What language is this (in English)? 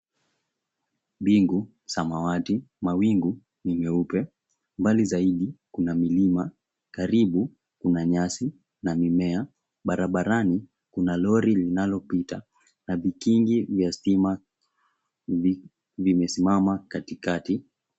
Swahili